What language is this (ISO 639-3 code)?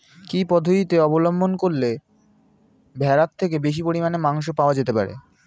ben